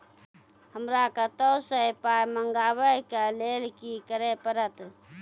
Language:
Maithili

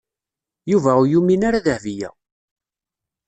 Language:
Kabyle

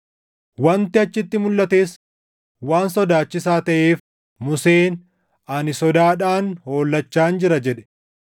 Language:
Oromo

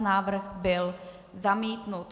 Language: Czech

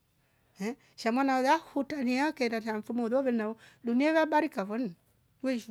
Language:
Rombo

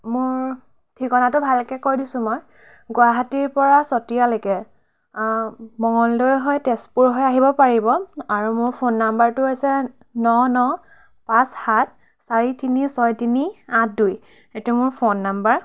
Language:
Assamese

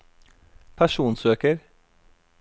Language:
Norwegian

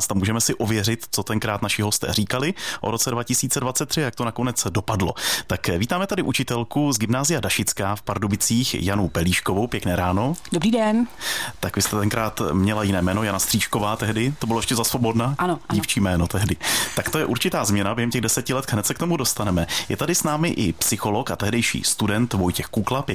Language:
Czech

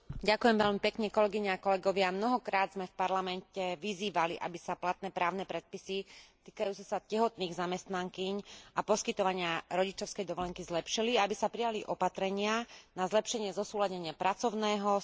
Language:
Slovak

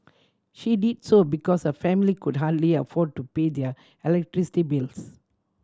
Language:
English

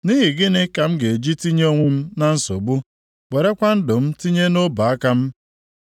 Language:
Igbo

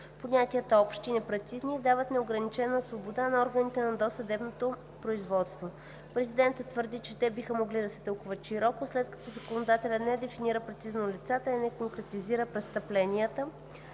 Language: Bulgarian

